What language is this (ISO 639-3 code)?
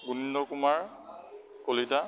asm